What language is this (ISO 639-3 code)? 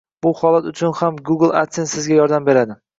uzb